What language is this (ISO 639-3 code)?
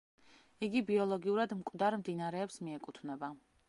kat